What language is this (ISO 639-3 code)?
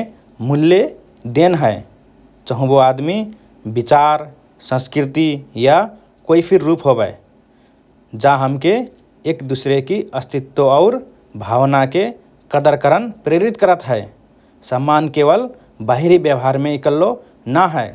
thr